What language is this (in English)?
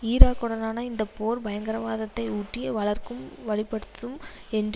Tamil